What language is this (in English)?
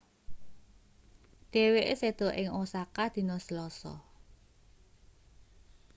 Javanese